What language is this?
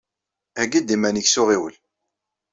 Kabyle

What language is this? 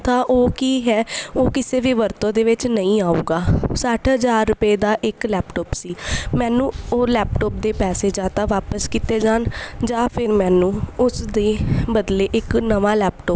Punjabi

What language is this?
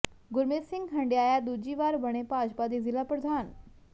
Punjabi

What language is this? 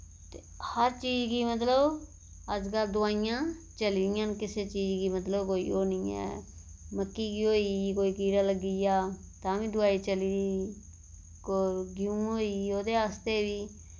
Dogri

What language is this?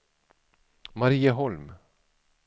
Swedish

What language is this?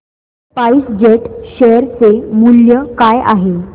Marathi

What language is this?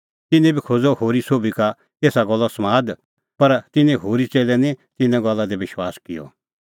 Kullu Pahari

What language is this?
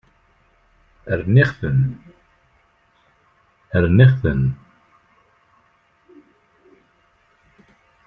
Kabyle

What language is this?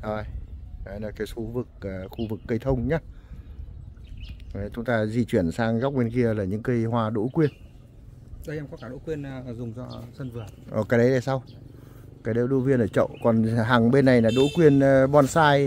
Vietnamese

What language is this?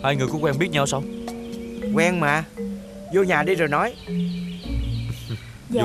Vietnamese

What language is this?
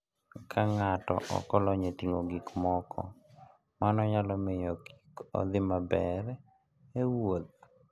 Luo (Kenya and Tanzania)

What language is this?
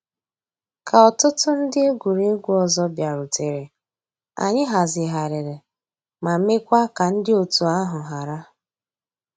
Igbo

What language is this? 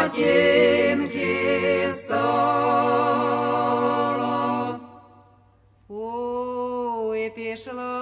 Romanian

